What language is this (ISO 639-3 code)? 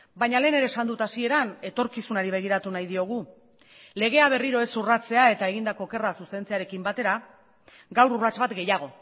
eus